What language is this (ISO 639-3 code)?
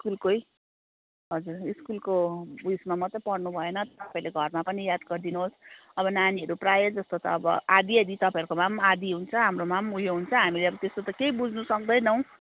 nep